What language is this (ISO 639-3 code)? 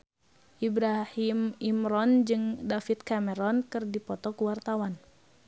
sun